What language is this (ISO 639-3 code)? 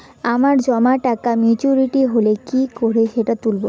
ben